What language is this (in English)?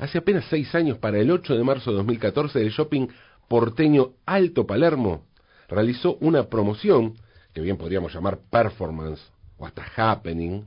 Spanish